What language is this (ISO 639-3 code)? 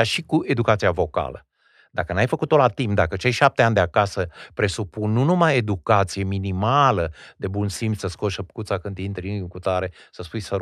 ron